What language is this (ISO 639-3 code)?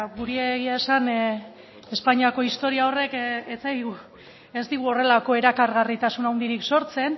eus